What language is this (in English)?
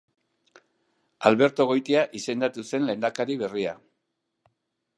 Basque